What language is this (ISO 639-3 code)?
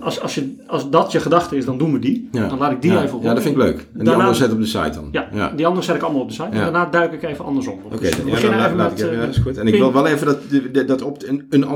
nld